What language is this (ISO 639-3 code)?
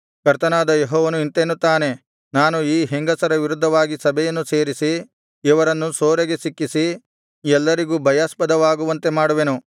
kan